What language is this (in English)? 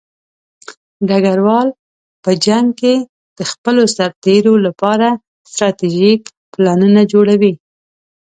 Pashto